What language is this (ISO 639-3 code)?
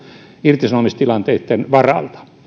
fin